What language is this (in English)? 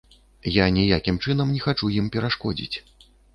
Belarusian